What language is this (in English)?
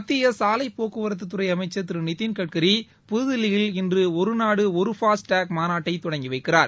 Tamil